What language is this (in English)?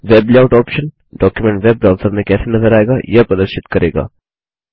Hindi